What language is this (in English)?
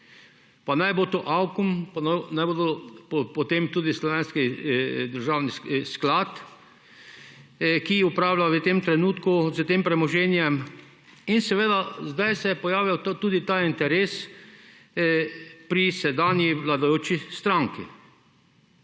Slovenian